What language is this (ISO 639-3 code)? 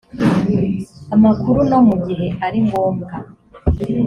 kin